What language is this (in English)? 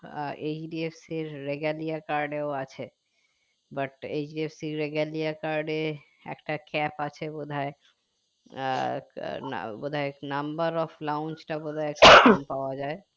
Bangla